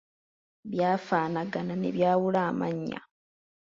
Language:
Ganda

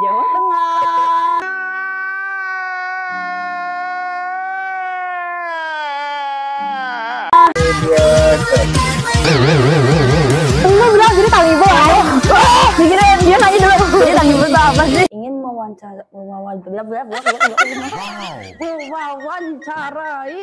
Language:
Indonesian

